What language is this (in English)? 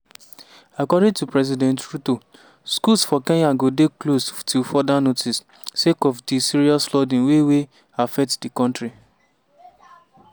Nigerian Pidgin